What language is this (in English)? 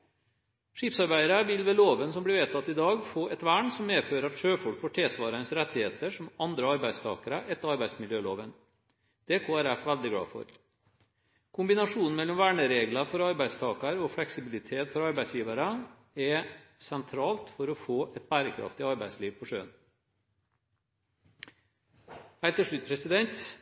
Norwegian Bokmål